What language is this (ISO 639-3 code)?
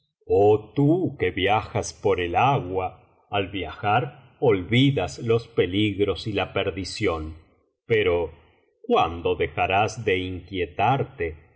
spa